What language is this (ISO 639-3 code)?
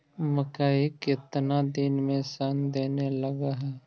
mag